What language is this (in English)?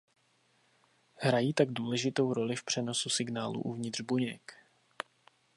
Czech